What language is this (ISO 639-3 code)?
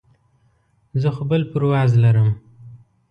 pus